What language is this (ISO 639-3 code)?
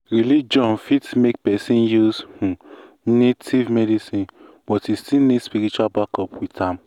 pcm